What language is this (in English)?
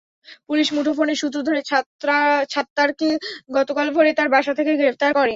Bangla